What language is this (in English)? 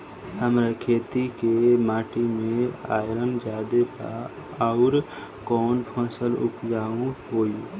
Bhojpuri